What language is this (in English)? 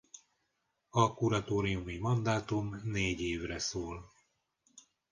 Hungarian